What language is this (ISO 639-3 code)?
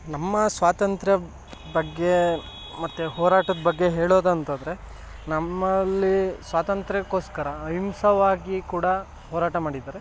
kan